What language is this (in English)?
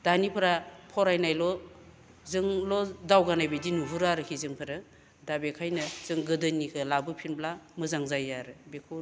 Bodo